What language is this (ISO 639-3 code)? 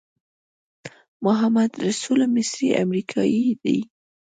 pus